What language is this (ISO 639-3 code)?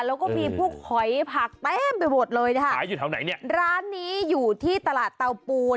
tha